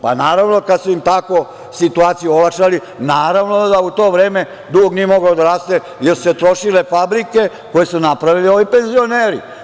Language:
Serbian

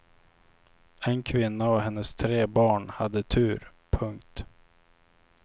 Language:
Swedish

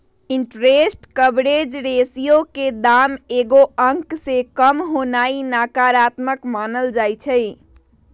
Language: Magahi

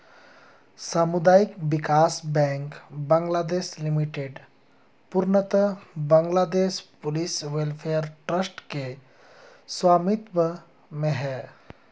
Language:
Hindi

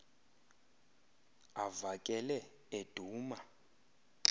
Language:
Xhosa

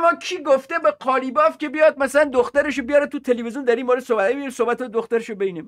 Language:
Persian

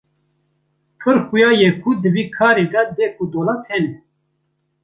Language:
Kurdish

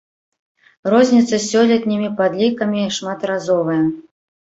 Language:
Belarusian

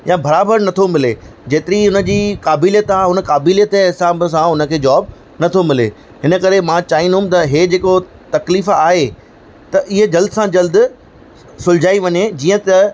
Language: Sindhi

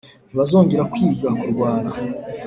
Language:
Kinyarwanda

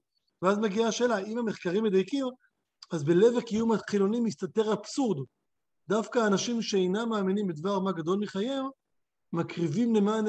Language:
Hebrew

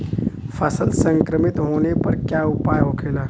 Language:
Bhojpuri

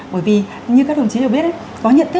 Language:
Vietnamese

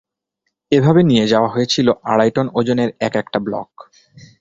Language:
Bangla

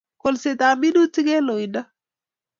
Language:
Kalenjin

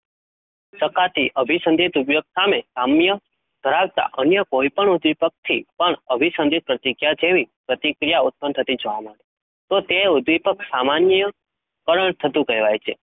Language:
Gujarati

